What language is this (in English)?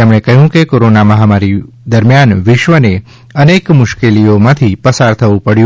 Gujarati